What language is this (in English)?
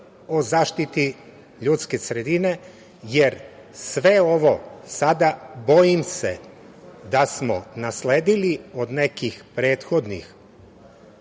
Serbian